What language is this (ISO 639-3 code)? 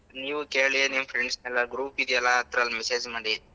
kan